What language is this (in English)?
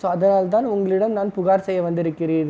Tamil